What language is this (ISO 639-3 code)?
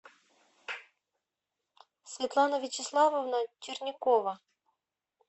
rus